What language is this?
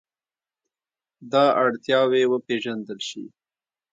Pashto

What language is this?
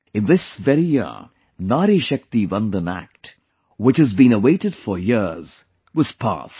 English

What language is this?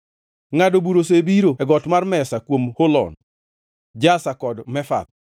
Luo (Kenya and Tanzania)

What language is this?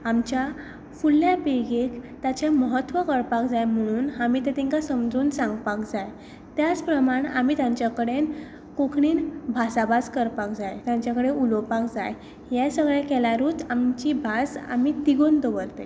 Konkani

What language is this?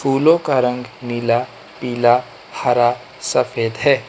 Hindi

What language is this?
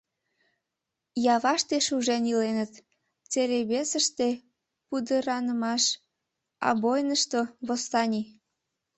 Mari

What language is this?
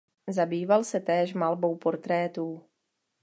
Czech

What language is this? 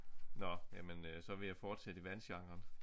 Danish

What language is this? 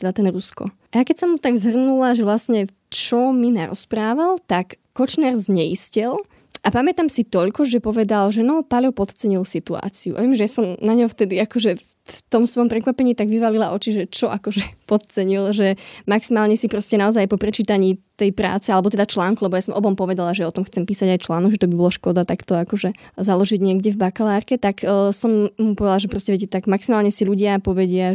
Slovak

